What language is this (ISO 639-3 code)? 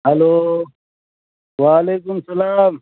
urd